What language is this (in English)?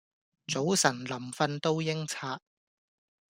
Cantonese